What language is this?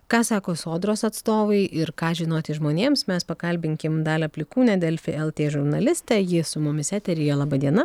Lithuanian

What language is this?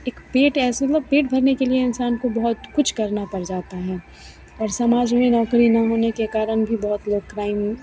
Hindi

